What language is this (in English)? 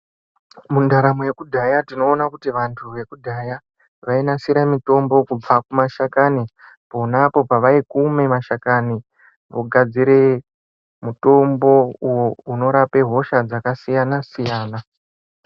Ndau